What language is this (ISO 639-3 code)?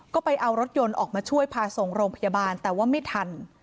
tha